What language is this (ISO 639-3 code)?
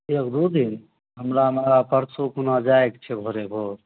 mai